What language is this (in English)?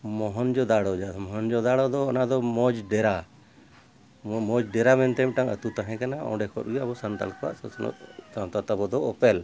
Santali